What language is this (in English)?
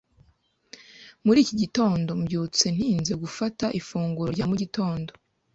Kinyarwanda